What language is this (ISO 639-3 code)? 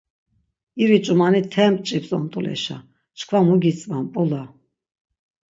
lzz